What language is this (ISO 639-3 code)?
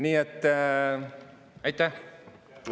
est